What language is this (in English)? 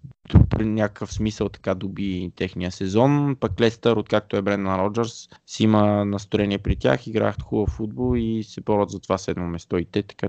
Bulgarian